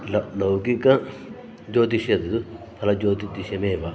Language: Sanskrit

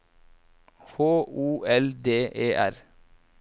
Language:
Norwegian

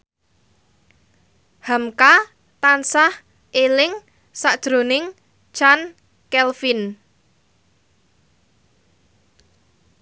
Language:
Javanese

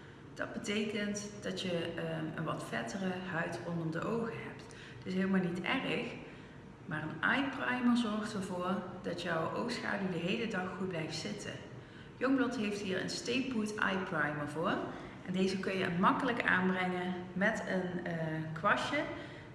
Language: Dutch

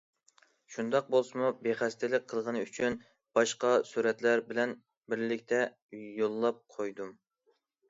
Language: Uyghur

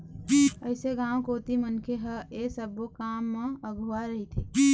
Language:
Chhattisgarhi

